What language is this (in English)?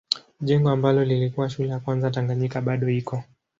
Swahili